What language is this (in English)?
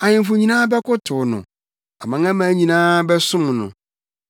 Akan